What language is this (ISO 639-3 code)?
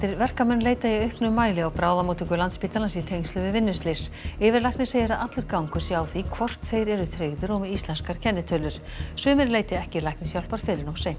isl